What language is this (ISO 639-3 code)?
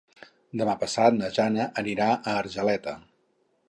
cat